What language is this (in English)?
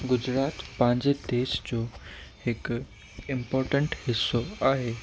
Sindhi